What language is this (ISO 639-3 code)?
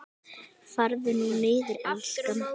isl